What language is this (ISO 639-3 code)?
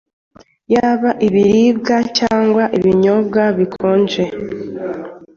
kin